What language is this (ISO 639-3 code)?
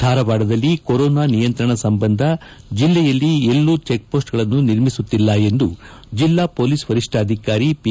kan